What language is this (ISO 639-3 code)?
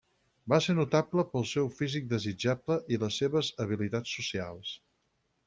cat